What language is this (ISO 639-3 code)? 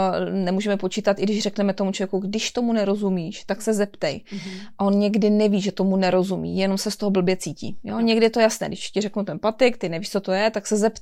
ces